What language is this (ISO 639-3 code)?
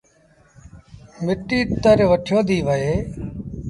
sbn